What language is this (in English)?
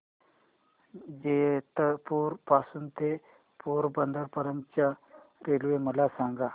Marathi